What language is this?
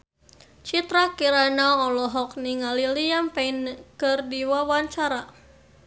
Sundanese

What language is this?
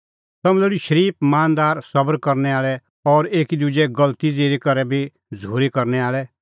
Kullu Pahari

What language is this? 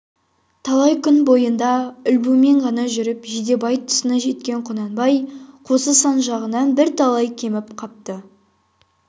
Kazakh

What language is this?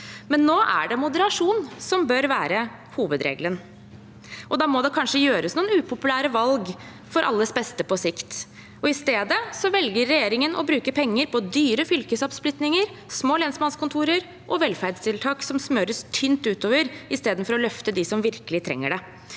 Norwegian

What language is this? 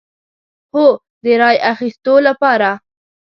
Pashto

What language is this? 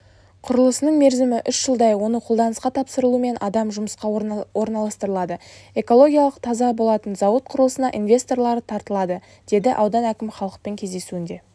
Kazakh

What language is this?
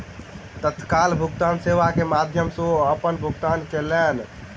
Maithili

